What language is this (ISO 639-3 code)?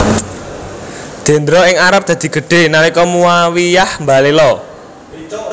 jav